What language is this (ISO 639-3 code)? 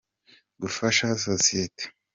kin